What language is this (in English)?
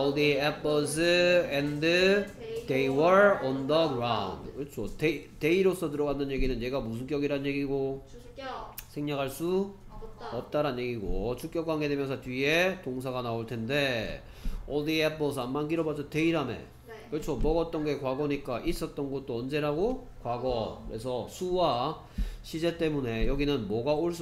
Korean